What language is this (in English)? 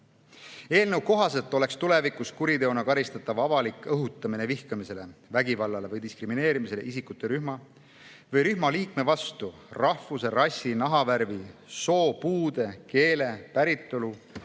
Estonian